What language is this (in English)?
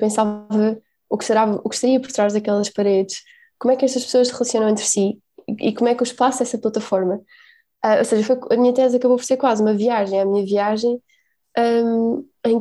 Portuguese